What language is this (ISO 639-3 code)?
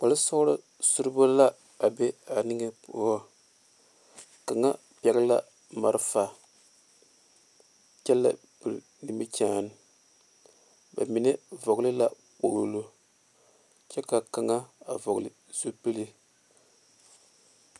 dga